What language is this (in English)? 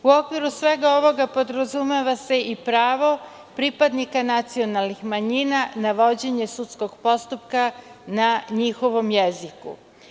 Serbian